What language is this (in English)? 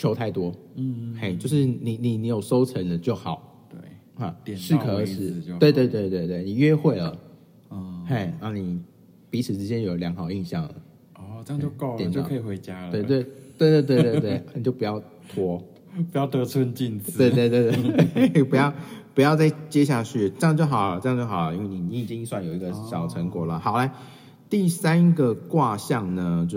Chinese